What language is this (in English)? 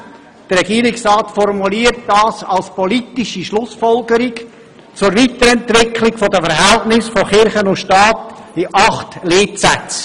Swiss German